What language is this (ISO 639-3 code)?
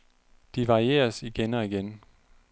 dan